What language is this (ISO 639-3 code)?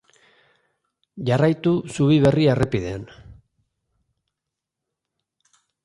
eus